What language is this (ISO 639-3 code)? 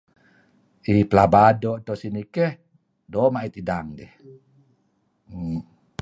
kzi